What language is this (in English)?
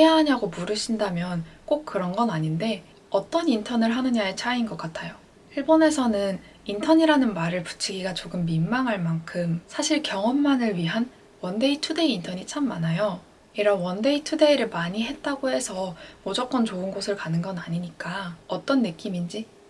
Korean